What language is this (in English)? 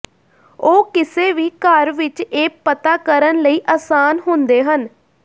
Punjabi